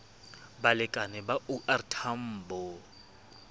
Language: Southern Sotho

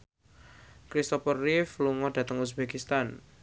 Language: Javanese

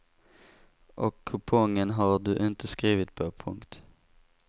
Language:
Swedish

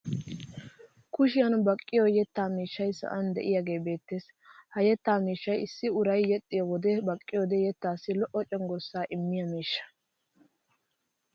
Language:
Wolaytta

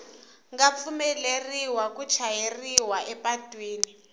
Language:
Tsonga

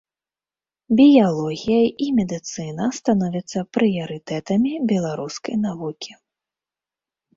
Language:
Belarusian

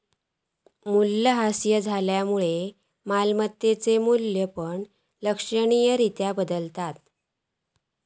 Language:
Marathi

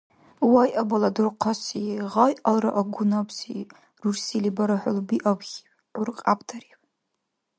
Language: Dargwa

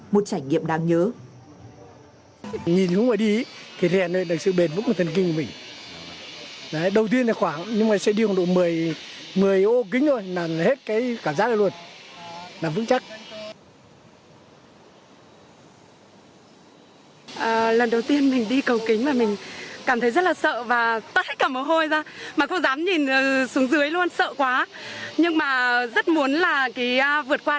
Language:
Vietnamese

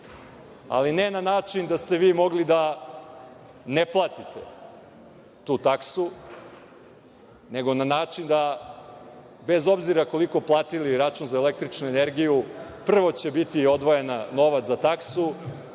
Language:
Serbian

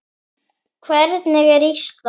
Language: Icelandic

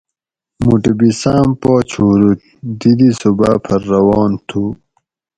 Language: Gawri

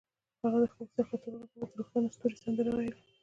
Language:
Pashto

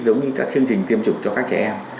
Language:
Vietnamese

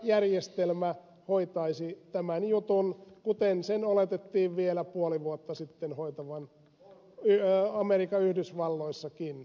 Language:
Finnish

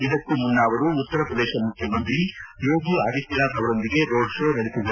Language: Kannada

